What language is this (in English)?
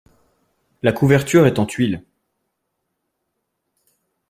French